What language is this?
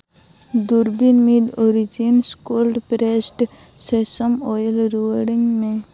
Santali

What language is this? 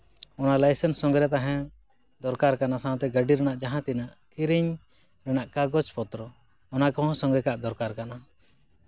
Santali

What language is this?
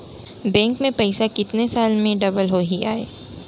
Chhattisgarhi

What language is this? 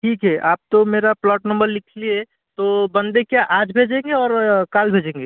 Hindi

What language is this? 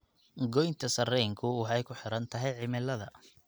Somali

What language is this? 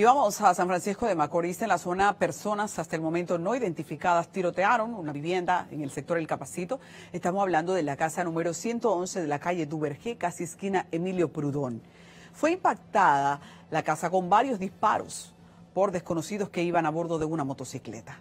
Spanish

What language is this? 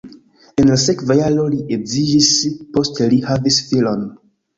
Esperanto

